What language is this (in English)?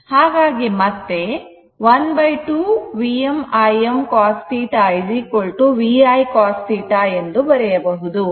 Kannada